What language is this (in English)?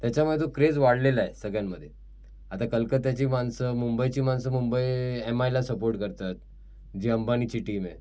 Marathi